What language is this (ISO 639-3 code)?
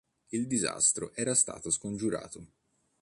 ita